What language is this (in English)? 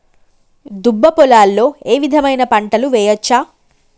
Telugu